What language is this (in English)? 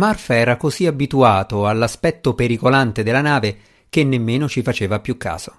Italian